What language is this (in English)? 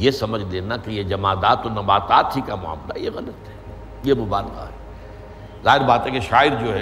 Urdu